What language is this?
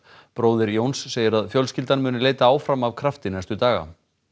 Icelandic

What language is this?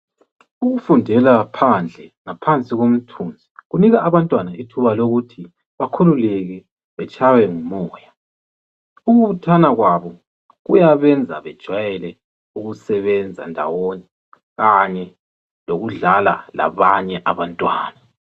North Ndebele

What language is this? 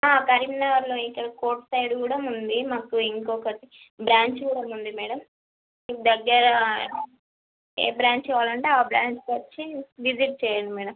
Telugu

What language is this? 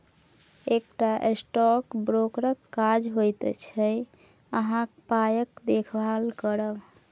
Maithili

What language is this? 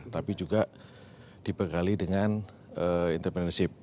Indonesian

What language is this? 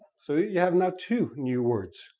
English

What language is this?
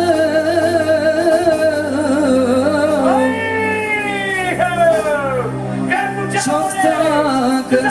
Turkish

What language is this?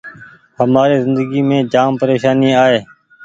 Goaria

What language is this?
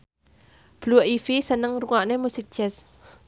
Javanese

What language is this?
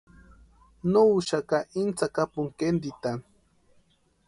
Western Highland Purepecha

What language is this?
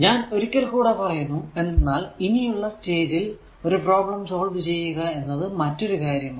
Malayalam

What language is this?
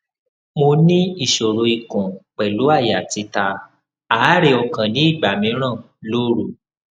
Yoruba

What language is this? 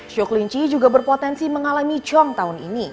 Indonesian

